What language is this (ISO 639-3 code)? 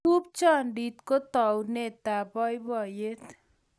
kln